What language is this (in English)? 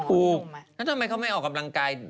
Thai